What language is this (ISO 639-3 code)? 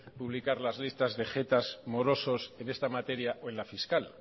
spa